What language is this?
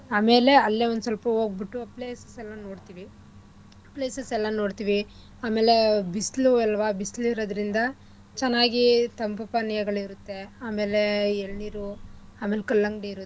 Kannada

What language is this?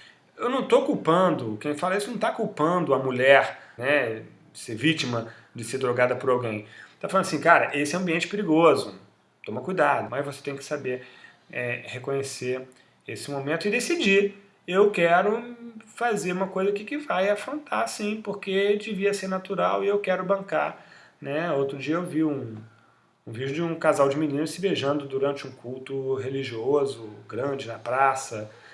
Portuguese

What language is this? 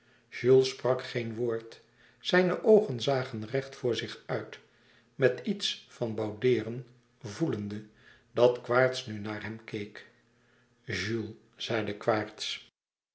Dutch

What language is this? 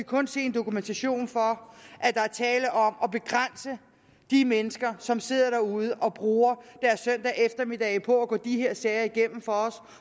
Danish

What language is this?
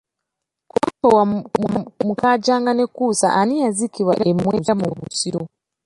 Ganda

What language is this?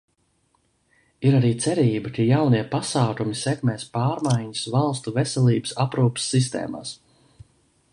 Latvian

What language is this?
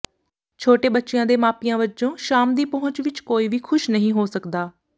Punjabi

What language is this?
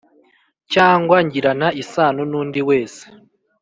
Kinyarwanda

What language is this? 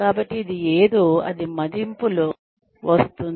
Telugu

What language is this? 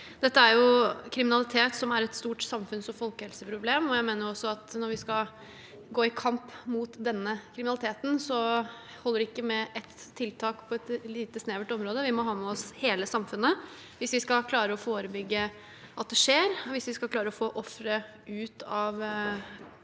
Norwegian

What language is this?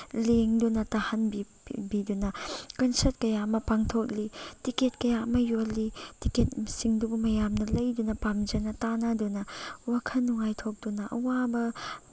Manipuri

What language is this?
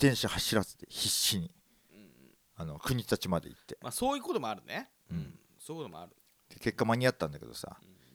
Japanese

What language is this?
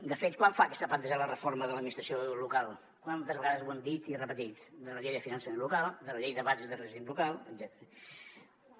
Catalan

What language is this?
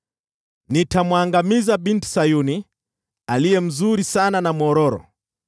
Swahili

